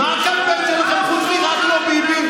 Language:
Hebrew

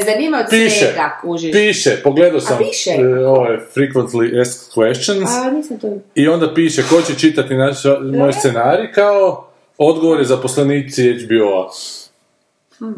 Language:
Croatian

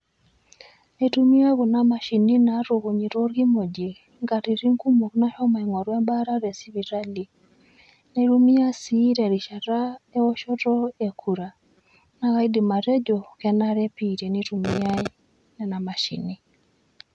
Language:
Masai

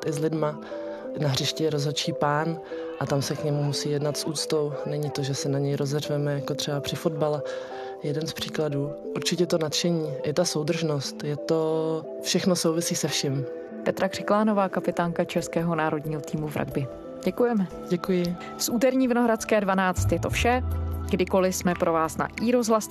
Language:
Czech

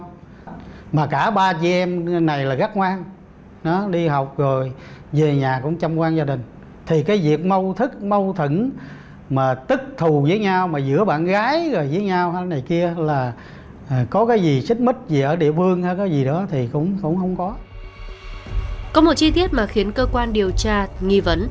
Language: Vietnamese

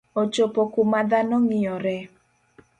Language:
Luo (Kenya and Tanzania)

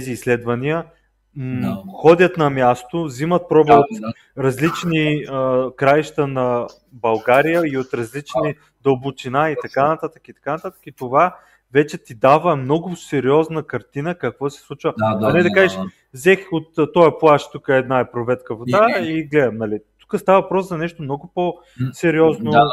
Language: Bulgarian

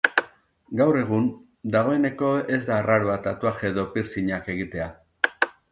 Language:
Basque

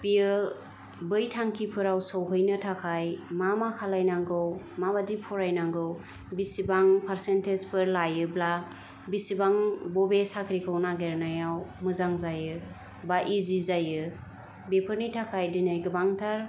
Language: Bodo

